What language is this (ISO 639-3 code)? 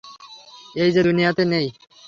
ben